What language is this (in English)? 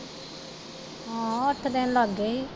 Punjabi